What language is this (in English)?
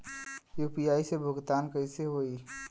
Bhojpuri